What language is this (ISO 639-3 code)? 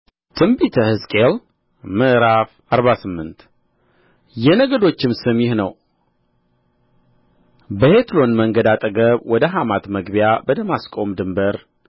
amh